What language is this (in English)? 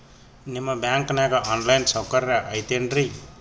Kannada